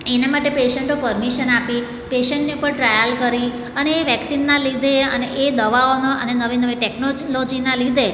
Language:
Gujarati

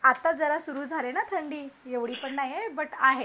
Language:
Marathi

